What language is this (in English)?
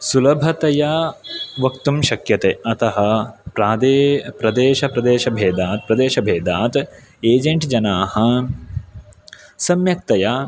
Sanskrit